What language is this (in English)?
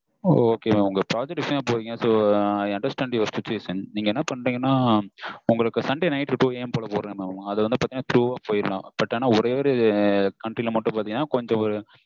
Tamil